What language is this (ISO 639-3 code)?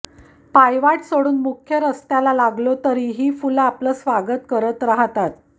mar